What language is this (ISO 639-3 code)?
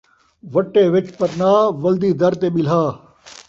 skr